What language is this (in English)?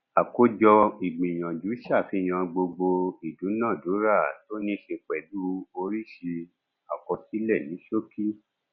Yoruba